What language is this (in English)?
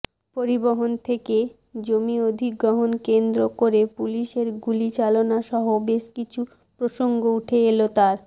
Bangla